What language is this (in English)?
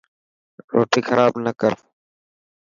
Dhatki